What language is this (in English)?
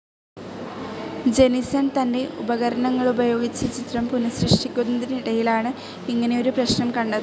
Malayalam